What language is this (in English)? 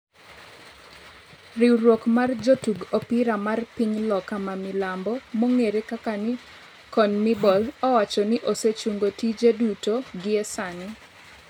Luo (Kenya and Tanzania)